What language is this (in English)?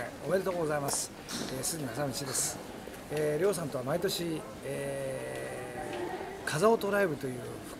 Japanese